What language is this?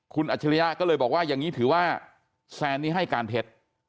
Thai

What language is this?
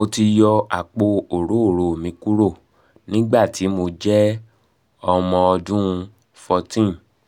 Yoruba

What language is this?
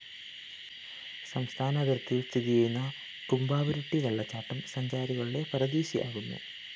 Malayalam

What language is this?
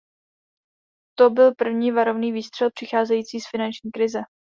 Czech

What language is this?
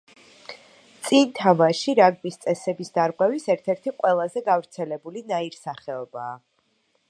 Georgian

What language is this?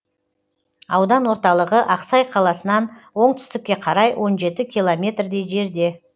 Kazakh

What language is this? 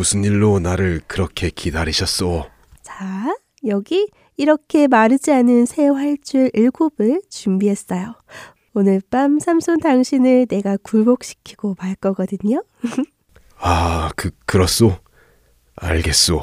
Korean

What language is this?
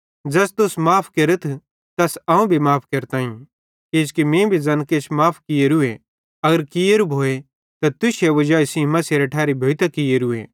Bhadrawahi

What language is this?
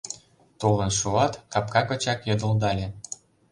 Mari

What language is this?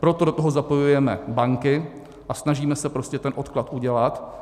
Czech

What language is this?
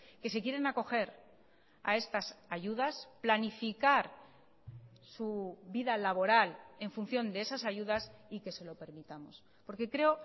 Spanish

